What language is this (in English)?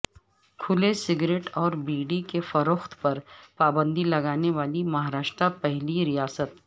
Urdu